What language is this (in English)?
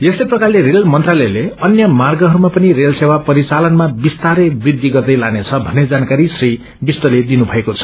Nepali